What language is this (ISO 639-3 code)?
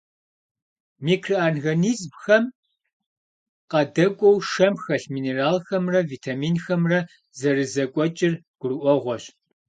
kbd